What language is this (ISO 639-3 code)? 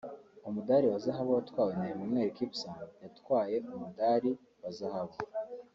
kin